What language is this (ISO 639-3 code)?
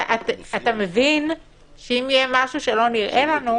heb